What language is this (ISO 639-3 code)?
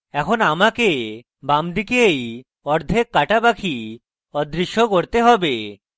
ben